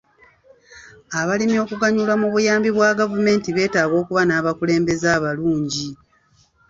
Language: Ganda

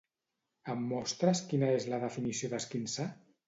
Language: Catalan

